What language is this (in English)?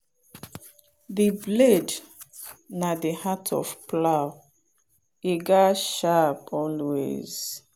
Nigerian Pidgin